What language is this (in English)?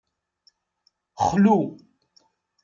Kabyle